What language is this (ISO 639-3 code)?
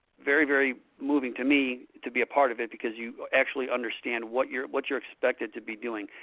eng